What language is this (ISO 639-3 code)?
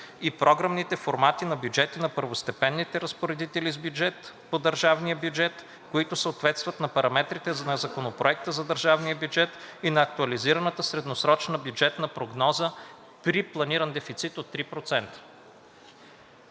bul